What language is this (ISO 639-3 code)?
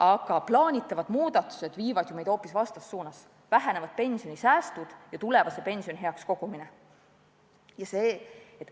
est